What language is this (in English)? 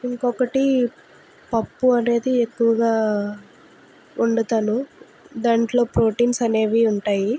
Telugu